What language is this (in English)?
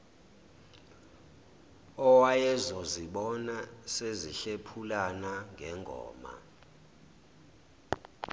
Zulu